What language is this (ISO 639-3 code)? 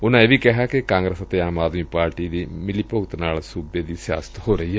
pan